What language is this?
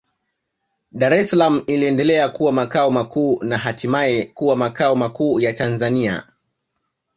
Swahili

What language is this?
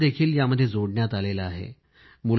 Marathi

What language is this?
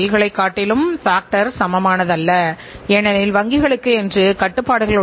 Tamil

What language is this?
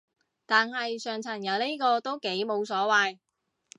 Cantonese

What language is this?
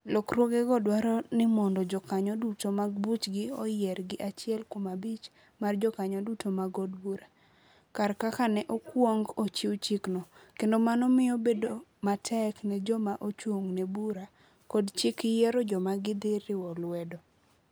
Luo (Kenya and Tanzania)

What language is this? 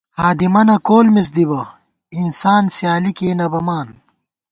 Gawar-Bati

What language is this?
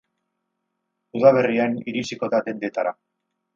Basque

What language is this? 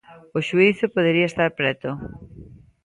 Galician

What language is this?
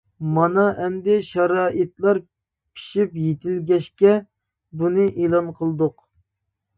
Uyghur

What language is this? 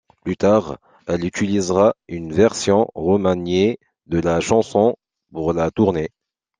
French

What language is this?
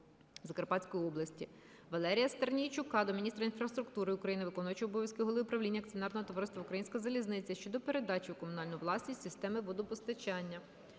Ukrainian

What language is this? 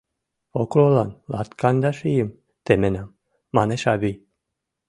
Mari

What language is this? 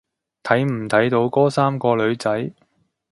Cantonese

